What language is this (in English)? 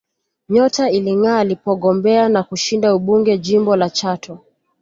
Swahili